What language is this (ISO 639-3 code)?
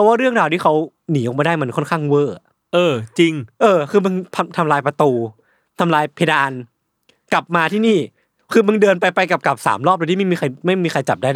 tha